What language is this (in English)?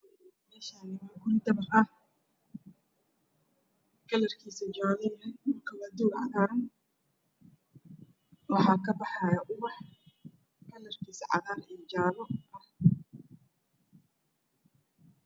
Somali